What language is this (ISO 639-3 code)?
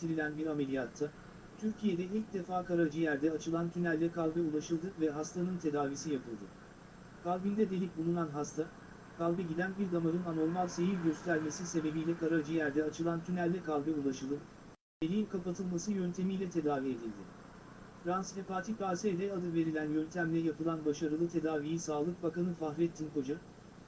tur